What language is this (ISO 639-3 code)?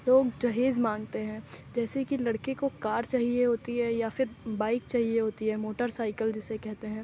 urd